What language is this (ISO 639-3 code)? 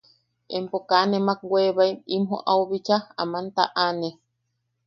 yaq